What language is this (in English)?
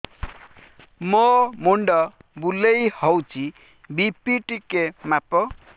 Odia